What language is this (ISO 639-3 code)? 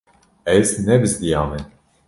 kur